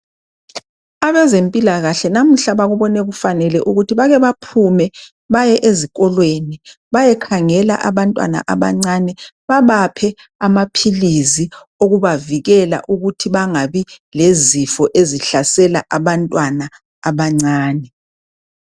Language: North Ndebele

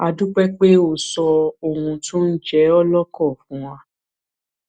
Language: Yoruba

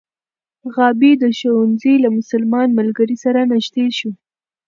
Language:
Pashto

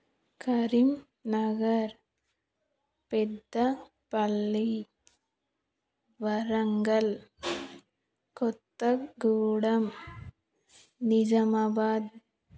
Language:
Telugu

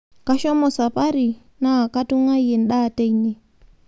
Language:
Masai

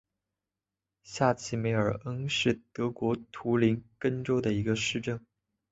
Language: Chinese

